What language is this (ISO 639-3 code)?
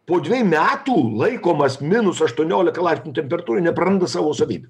lit